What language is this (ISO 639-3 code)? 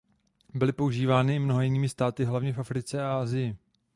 ces